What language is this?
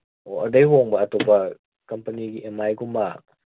Manipuri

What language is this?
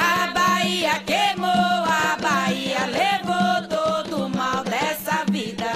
Portuguese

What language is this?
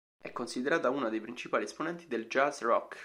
Italian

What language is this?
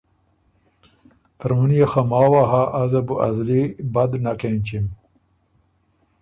Ormuri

